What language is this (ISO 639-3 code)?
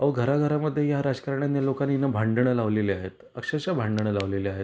mar